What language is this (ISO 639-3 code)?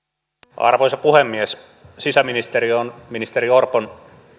fin